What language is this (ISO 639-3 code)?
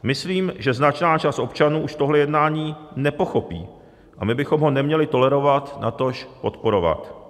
ces